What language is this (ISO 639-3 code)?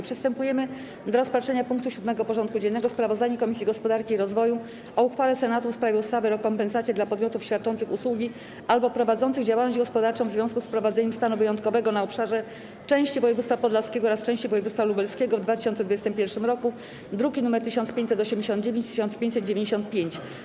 pol